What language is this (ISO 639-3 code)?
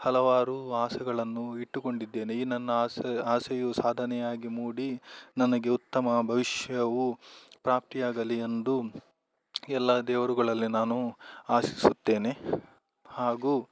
kan